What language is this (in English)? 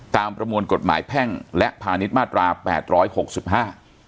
Thai